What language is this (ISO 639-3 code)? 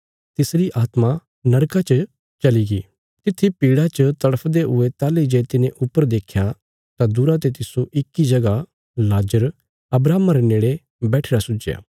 kfs